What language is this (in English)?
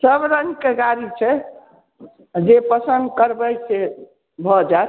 Maithili